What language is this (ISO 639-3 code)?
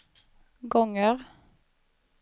swe